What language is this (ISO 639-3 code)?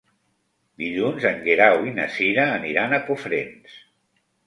cat